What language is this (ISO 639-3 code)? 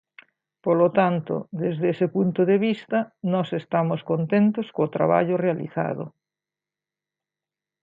glg